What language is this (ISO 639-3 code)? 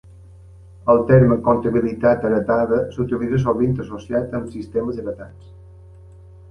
cat